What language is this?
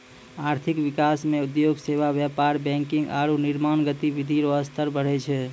Maithili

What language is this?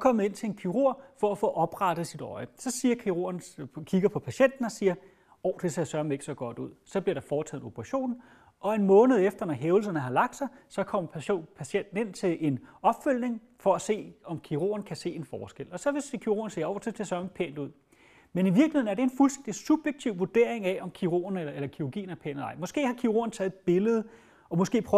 Danish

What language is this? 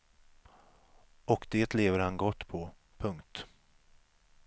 Swedish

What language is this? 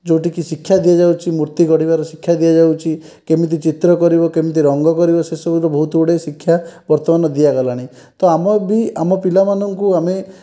Odia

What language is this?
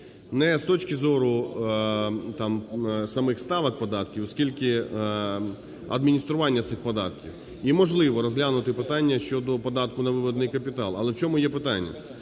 Ukrainian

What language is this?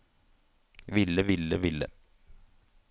Norwegian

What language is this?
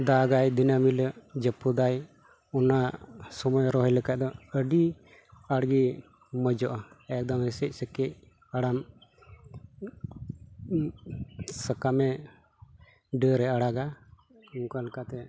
Santali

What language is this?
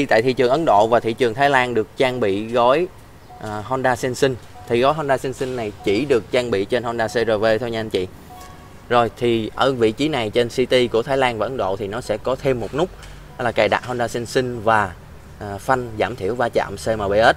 Vietnamese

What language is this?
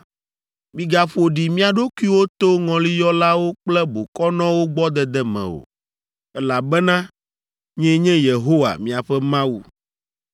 Ewe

